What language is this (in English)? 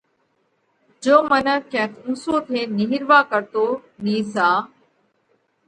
Parkari Koli